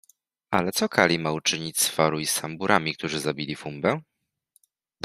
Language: Polish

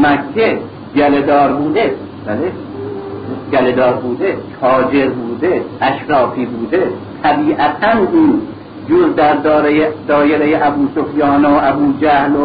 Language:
Persian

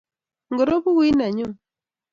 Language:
Kalenjin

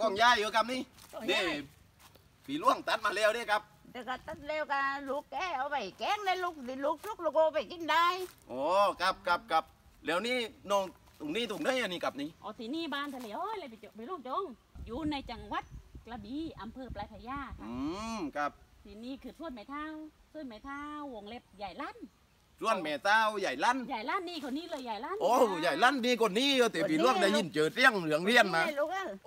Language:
Thai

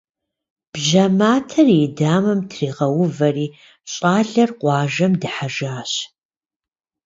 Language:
Kabardian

